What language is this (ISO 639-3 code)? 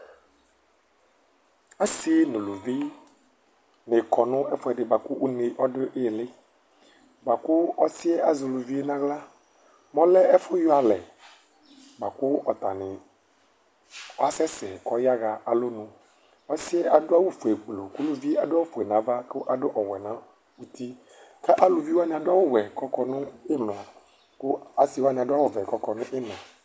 kpo